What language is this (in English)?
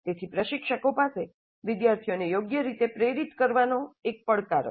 Gujarati